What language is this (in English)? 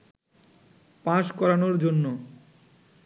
Bangla